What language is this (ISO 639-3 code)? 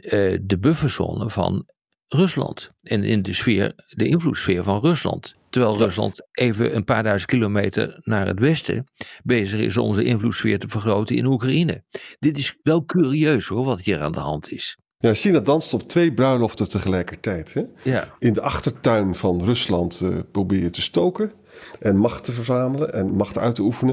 nld